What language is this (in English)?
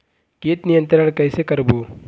Chhattisgarhi